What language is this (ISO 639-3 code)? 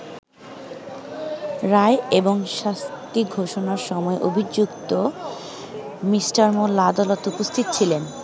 ben